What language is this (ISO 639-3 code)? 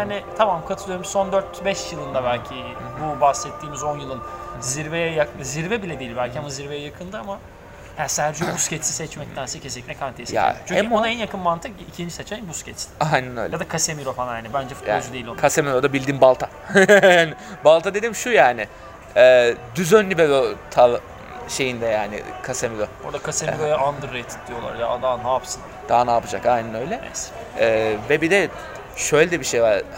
tur